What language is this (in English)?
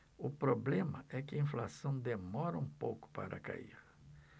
Portuguese